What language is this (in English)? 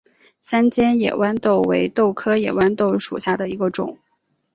Chinese